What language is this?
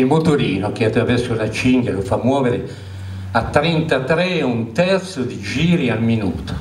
Italian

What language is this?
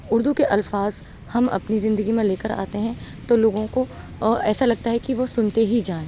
Urdu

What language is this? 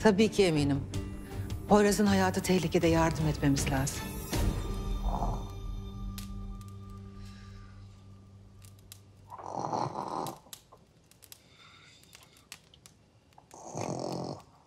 Turkish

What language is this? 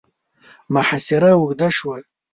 Pashto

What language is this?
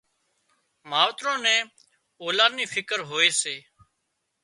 Wadiyara Koli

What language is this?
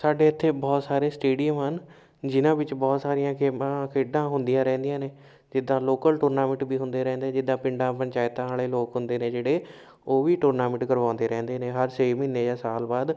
Punjabi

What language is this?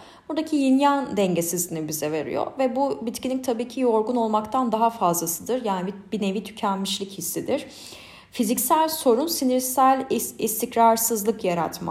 Turkish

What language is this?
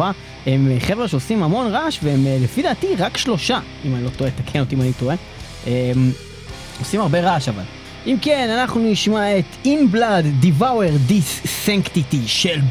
Hebrew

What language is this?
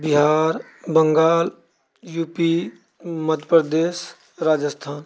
Maithili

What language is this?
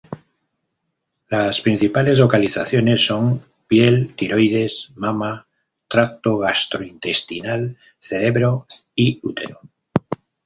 Spanish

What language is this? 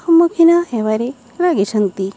Odia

